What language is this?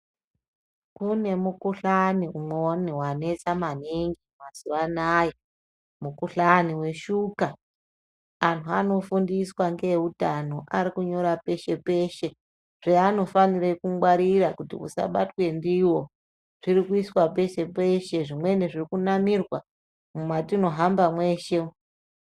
Ndau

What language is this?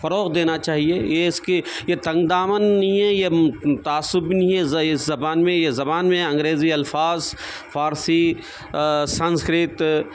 Urdu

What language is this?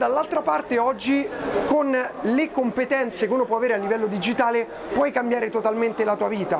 Italian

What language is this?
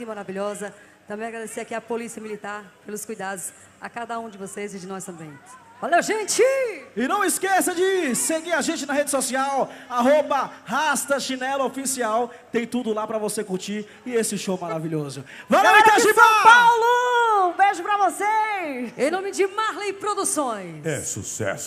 Portuguese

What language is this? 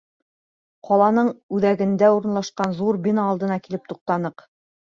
Bashkir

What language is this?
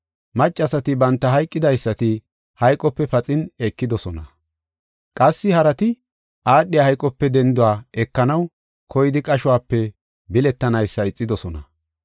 Gofa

